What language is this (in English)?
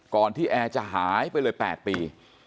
Thai